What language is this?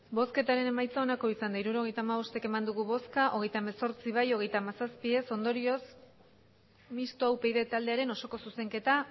Basque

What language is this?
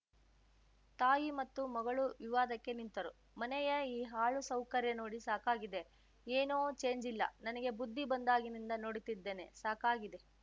Kannada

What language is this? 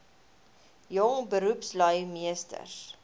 Afrikaans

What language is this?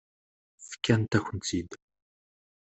Kabyle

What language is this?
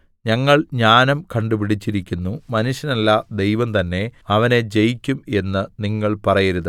Malayalam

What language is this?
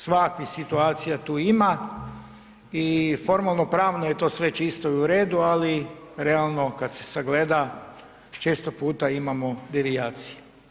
Croatian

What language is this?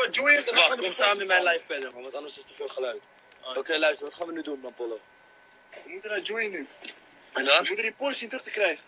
Dutch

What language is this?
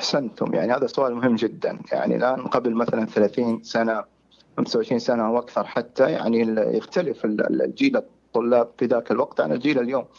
Arabic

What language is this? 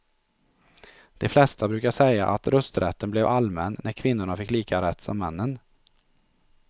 Swedish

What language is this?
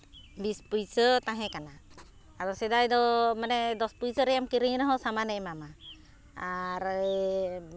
Santali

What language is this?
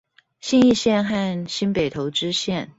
Chinese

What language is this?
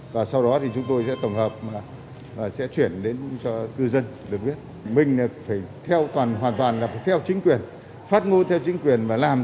Vietnamese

